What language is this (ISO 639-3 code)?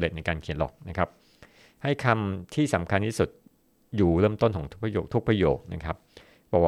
tha